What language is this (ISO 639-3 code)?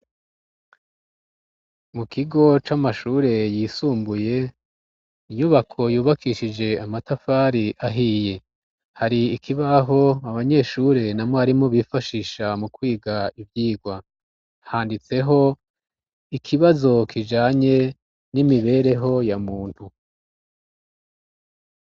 run